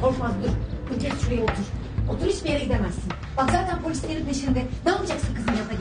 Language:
Turkish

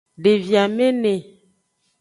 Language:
Aja (Benin)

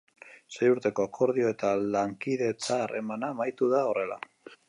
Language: Basque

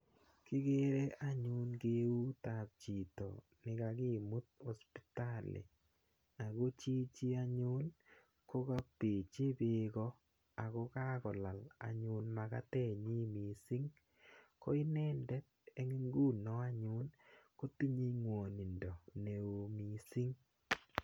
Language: Kalenjin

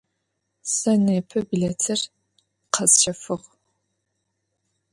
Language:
Adyghe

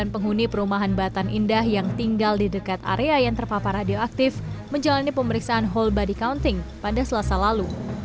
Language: Indonesian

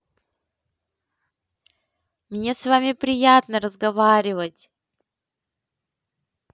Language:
Russian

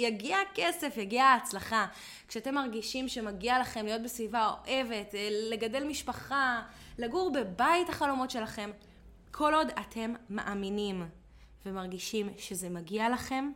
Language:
Hebrew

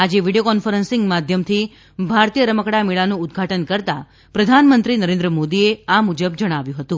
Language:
Gujarati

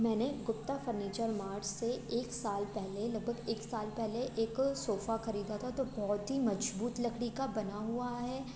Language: Hindi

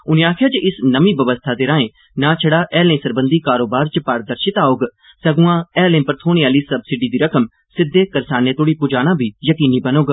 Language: Dogri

